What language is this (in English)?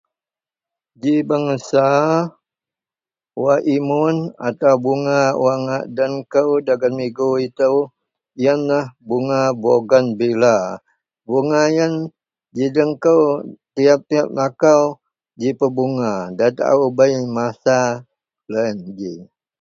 Central Melanau